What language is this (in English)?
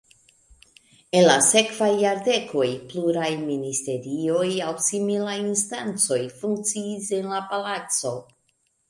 Esperanto